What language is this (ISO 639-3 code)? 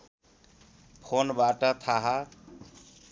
nep